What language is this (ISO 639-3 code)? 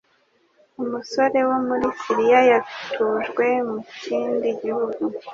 kin